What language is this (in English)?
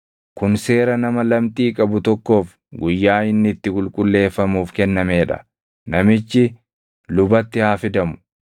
Oromo